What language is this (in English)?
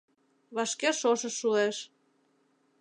Mari